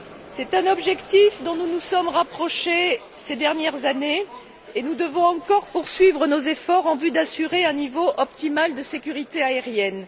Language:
French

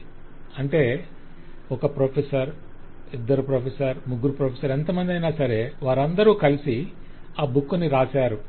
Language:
Telugu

